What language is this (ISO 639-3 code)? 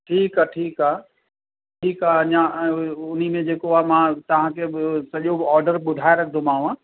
snd